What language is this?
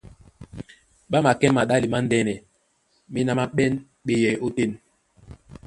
Duala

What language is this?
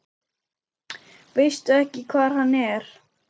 Icelandic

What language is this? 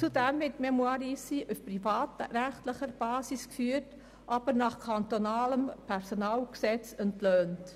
Swiss German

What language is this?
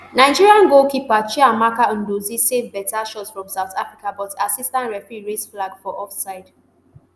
Nigerian Pidgin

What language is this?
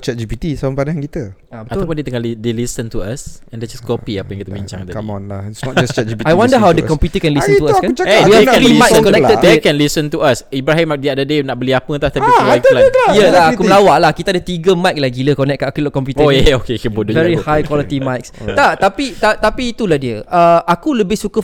Malay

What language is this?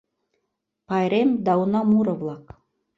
Mari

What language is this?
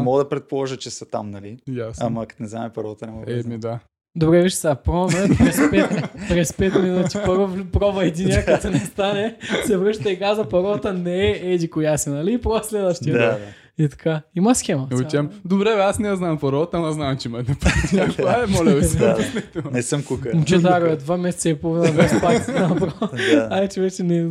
Bulgarian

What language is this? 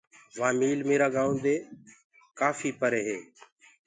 Gurgula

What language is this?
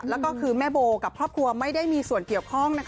Thai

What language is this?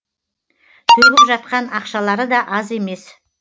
Kazakh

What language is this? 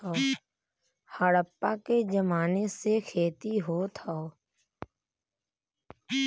Bhojpuri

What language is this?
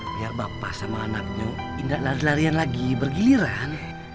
Indonesian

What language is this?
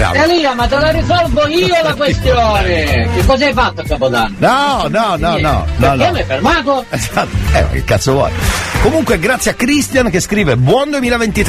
Italian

